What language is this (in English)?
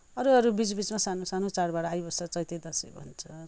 Nepali